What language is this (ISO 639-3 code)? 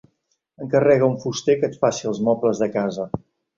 cat